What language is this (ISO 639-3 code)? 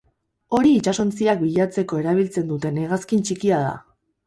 eus